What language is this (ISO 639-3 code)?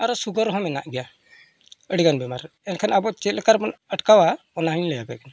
sat